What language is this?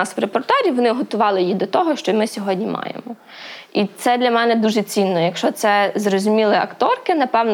Ukrainian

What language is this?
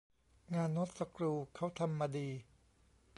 Thai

